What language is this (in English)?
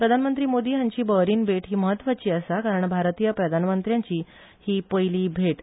Konkani